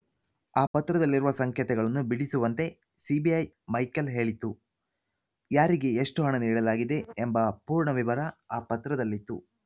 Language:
Kannada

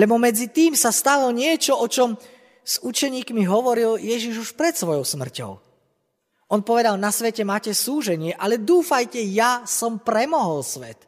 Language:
Slovak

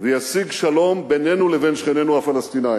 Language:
Hebrew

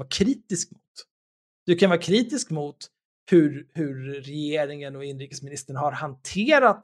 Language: Swedish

